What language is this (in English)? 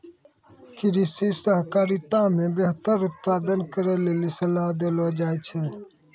Maithili